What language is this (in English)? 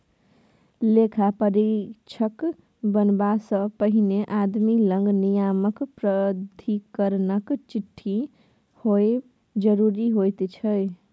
Maithili